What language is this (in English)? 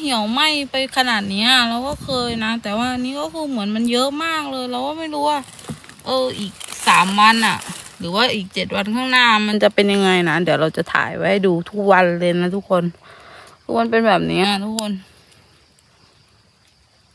Thai